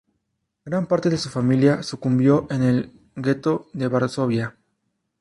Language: Spanish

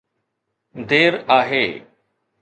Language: Sindhi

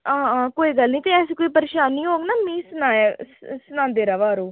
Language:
Dogri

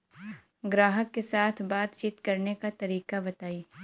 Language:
Bhojpuri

